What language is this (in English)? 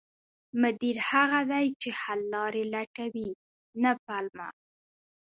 Pashto